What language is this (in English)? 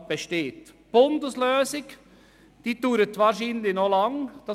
Swiss German